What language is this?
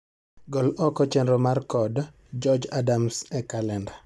Luo (Kenya and Tanzania)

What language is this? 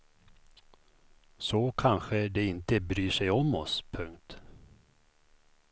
Swedish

